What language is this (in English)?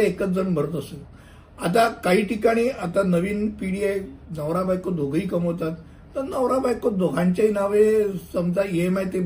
Hindi